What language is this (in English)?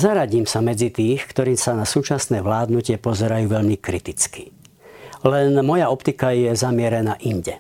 Slovak